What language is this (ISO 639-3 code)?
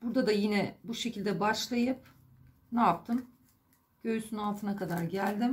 tur